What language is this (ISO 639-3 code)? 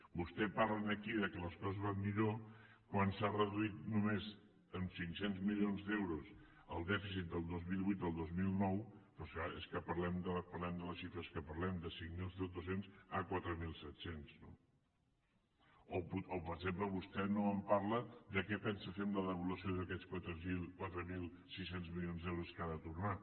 cat